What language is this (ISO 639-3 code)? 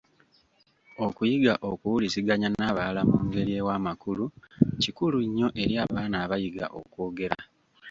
lug